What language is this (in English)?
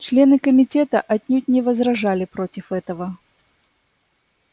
Russian